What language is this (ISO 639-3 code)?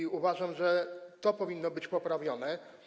pol